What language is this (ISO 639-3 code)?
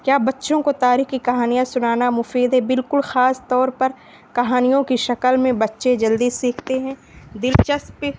urd